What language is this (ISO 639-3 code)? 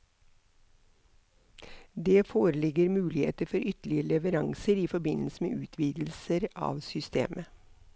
nor